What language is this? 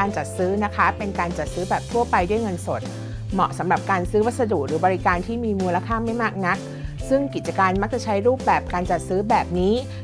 Thai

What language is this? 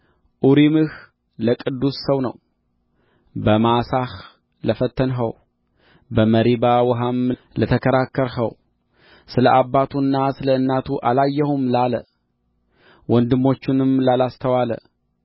Amharic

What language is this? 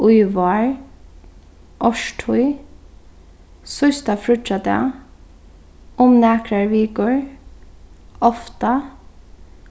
Faroese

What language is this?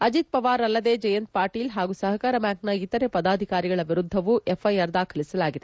Kannada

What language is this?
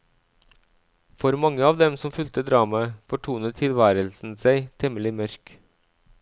Norwegian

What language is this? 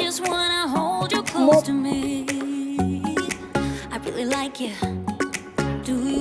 Vietnamese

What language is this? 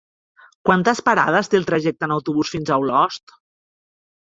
Catalan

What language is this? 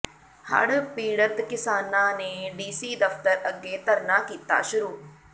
Punjabi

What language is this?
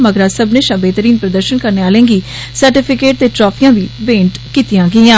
Dogri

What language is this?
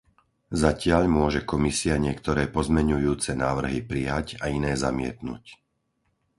Slovak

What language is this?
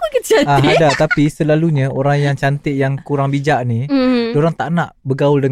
Malay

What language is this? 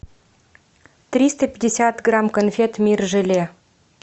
Russian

